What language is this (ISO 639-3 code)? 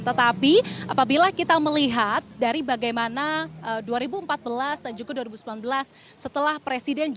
ind